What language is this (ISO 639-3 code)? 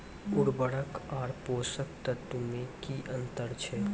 mai